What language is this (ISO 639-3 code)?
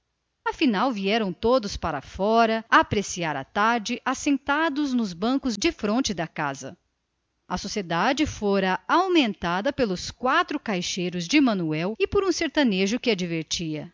por